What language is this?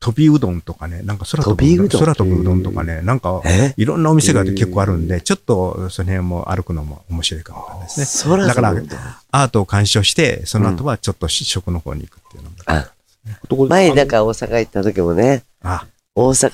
Japanese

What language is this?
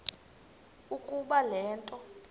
Xhosa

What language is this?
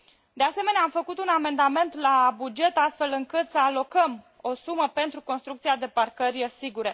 Romanian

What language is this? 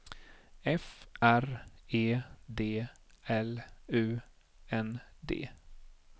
Swedish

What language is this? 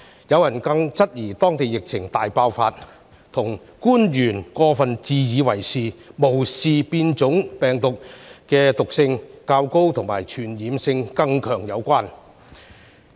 Cantonese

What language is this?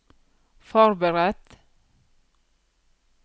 Norwegian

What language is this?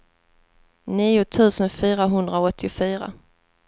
Swedish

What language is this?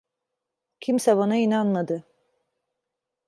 Turkish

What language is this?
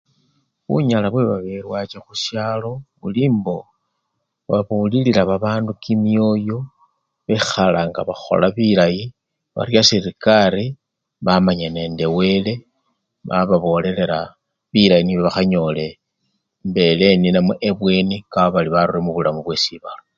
Luyia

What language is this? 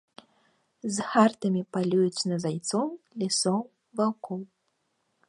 Belarusian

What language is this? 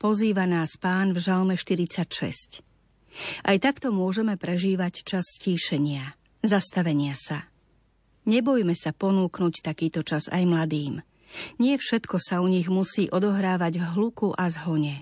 Slovak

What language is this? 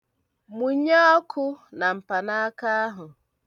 Igbo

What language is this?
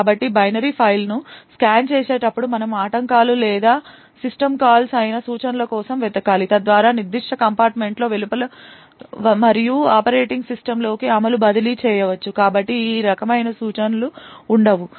Telugu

